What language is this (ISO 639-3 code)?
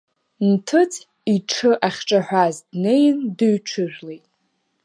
abk